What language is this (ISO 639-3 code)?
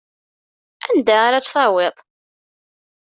kab